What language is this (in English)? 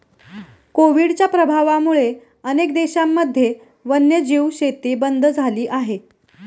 Marathi